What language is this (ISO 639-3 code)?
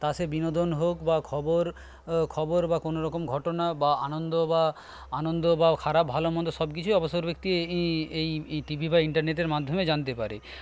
ben